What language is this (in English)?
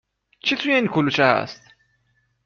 Persian